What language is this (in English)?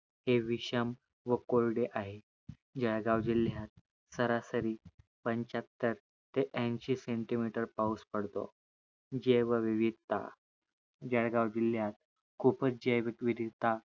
Marathi